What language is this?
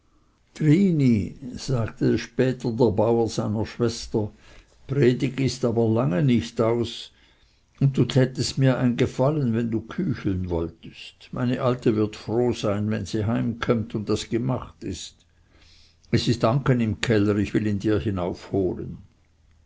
German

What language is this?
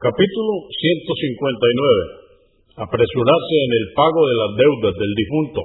Spanish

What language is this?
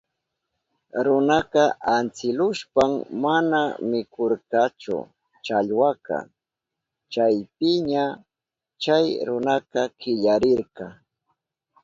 Southern Pastaza Quechua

